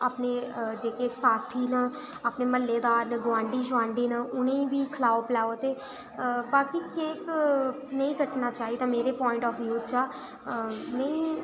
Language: Dogri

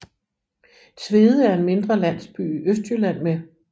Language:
Danish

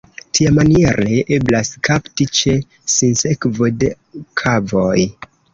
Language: Esperanto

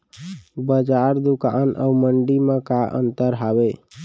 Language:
Chhattisgarhi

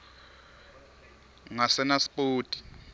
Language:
Swati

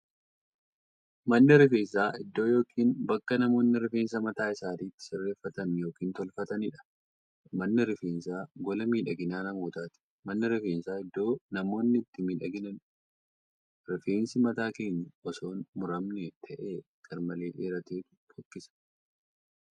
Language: Oromo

